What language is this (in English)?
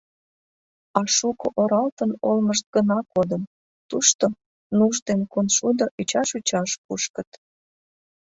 Mari